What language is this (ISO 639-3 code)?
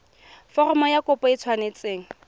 tsn